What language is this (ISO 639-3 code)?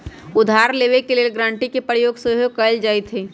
mag